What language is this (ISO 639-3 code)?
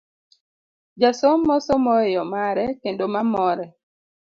luo